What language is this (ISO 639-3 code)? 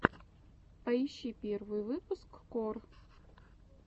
rus